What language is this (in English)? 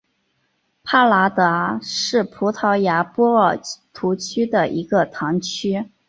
Chinese